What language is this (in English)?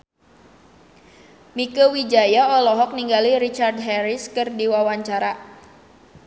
Sundanese